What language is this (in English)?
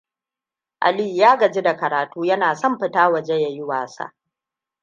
Hausa